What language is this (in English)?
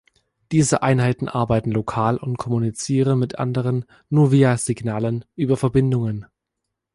German